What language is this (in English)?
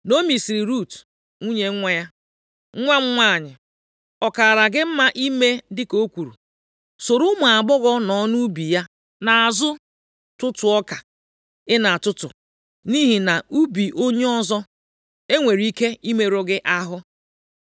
Igbo